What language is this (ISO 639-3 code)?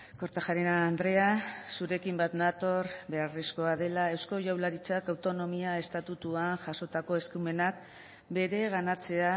eus